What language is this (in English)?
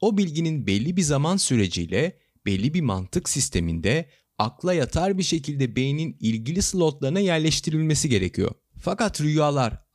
Turkish